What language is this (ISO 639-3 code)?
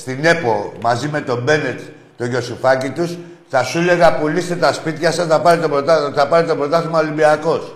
ell